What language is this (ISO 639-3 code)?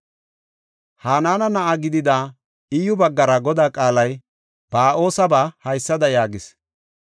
gof